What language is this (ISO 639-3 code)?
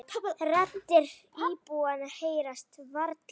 isl